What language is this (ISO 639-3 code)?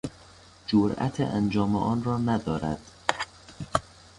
fas